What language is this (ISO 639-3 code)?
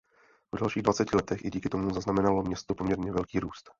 ces